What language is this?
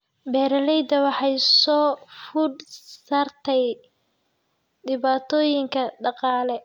Somali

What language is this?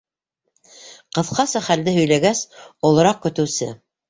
Bashkir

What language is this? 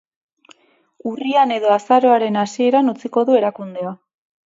Basque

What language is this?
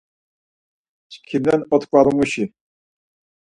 Laz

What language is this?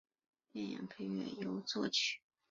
Chinese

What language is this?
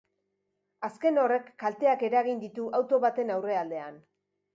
Basque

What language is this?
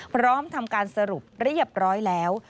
Thai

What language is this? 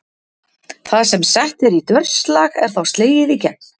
Icelandic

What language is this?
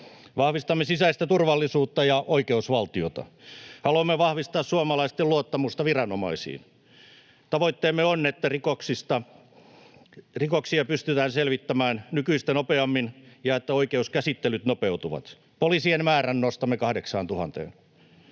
Finnish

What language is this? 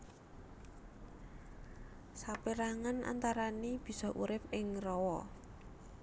Javanese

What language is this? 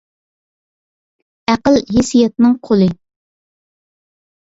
Uyghur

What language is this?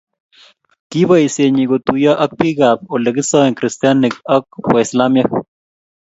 Kalenjin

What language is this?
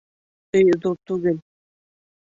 Bashkir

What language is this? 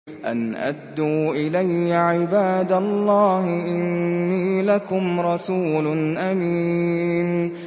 Arabic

